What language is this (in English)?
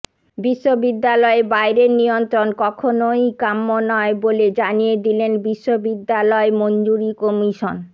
Bangla